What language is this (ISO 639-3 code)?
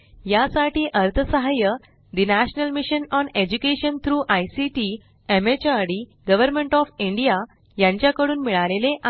mar